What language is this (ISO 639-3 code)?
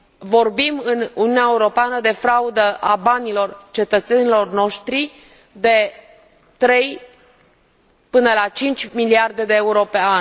ron